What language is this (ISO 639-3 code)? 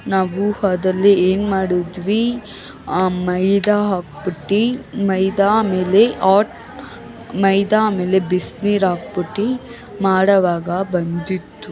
kan